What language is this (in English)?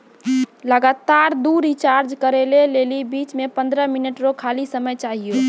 Maithili